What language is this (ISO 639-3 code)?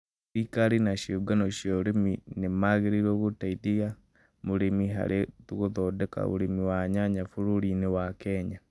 kik